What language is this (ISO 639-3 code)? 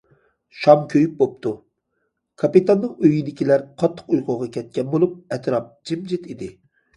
uig